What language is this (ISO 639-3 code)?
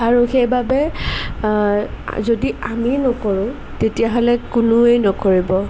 asm